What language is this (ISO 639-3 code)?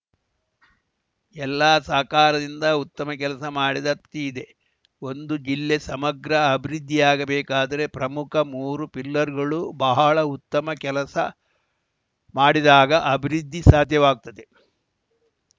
kan